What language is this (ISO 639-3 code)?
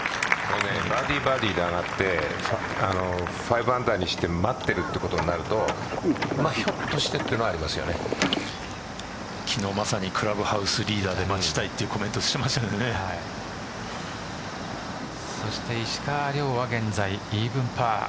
jpn